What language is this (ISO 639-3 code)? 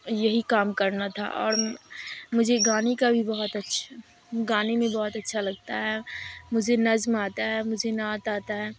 urd